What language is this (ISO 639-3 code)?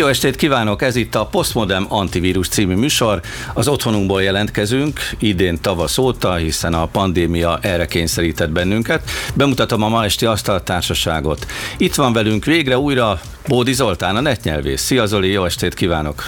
hun